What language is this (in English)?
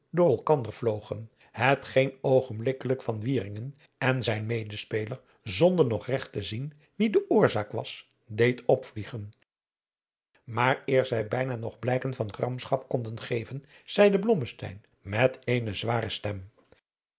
Dutch